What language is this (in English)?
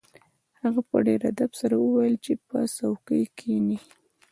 Pashto